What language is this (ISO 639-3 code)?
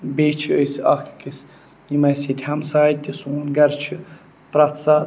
kas